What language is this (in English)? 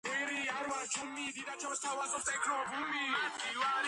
Georgian